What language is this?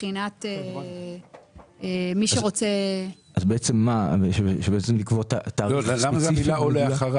Hebrew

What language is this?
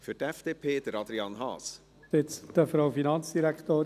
Swiss German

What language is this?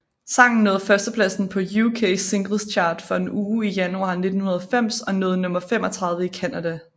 Danish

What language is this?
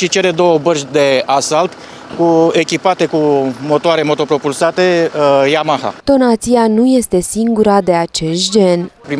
Romanian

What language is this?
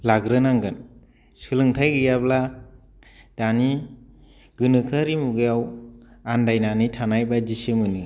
Bodo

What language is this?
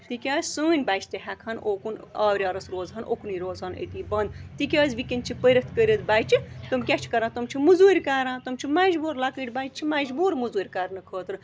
Kashmiri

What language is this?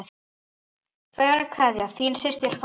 Icelandic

